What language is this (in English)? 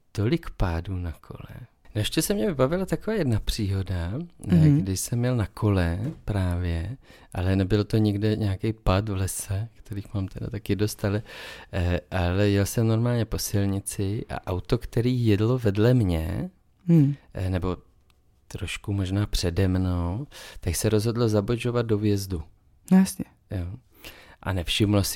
Czech